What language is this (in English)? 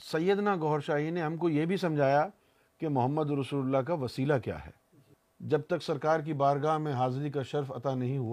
Urdu